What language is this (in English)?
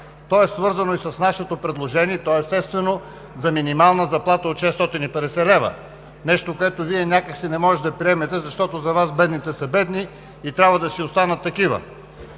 Bulgarian